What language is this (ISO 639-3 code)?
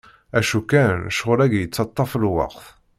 kab